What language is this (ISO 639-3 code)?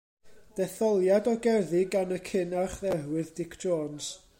cym